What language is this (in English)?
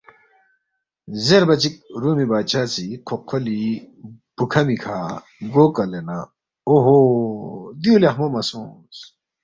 Balti